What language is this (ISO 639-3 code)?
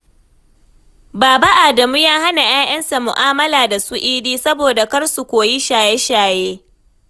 hau